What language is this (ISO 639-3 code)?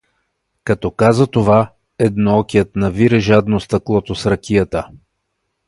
bul